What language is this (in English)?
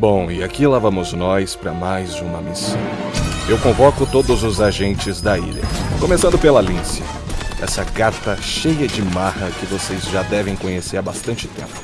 Portuguese